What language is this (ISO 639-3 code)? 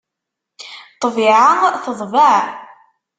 kab